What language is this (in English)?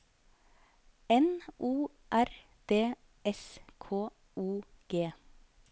Norwegian